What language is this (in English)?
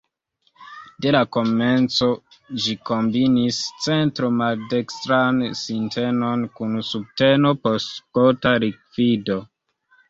Esperanto